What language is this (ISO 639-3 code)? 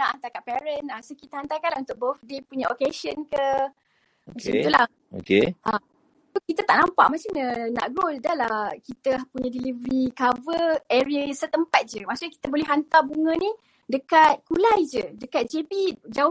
msa